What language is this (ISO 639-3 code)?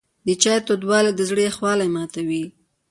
pus